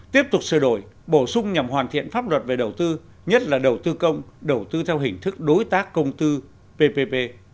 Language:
Vietnamese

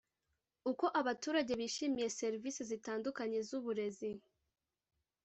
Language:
Kinyarwanda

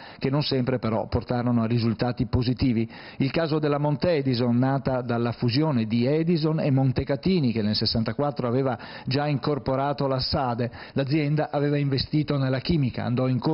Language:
Italian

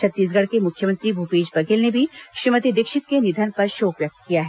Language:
Hindi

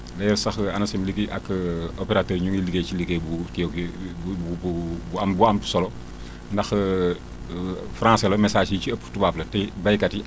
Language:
Wolof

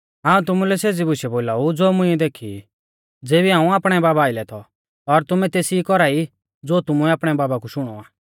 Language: Mahasu Pahari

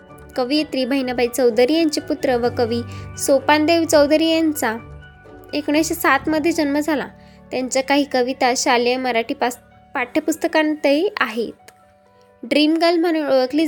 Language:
Marathi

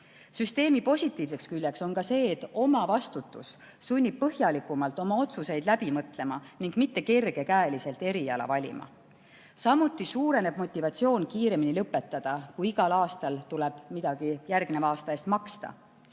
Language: Estonian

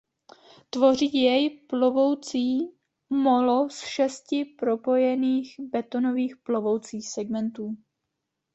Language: Czech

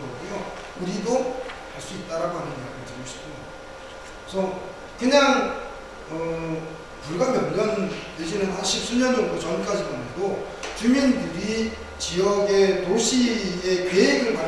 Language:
Korean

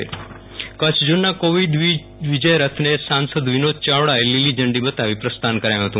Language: Gujarati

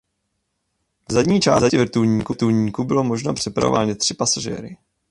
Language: Czech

